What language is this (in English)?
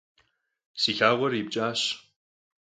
Kabardian